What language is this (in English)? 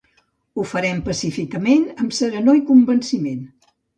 Catalan